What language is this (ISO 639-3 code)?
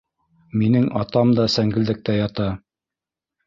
bak